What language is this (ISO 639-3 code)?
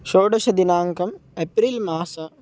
san